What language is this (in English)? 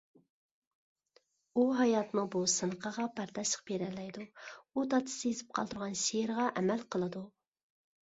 Uyghur